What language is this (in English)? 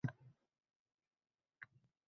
Uzbek